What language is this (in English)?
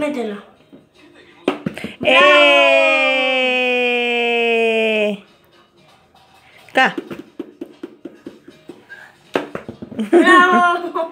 Spanish